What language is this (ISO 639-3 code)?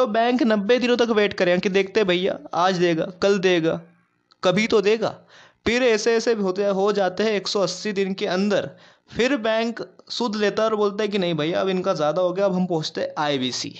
hin